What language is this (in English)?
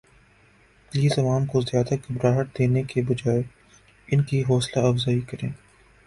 Urdu